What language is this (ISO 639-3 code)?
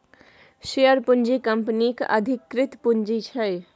mai